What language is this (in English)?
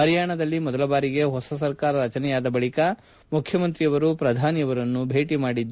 Kannada